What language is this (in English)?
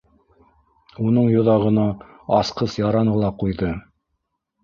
Bashkir